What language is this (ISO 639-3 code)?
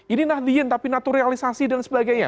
ind